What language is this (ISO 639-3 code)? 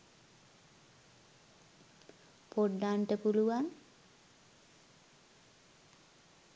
sin